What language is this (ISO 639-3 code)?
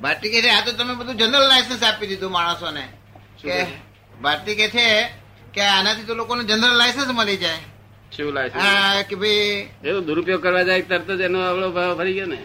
guj